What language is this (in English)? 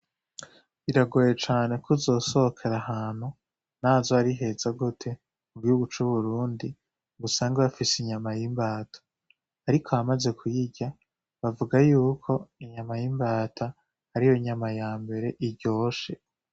Rundi